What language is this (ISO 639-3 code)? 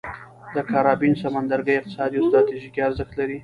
pus